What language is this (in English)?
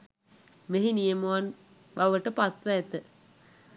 Sinhala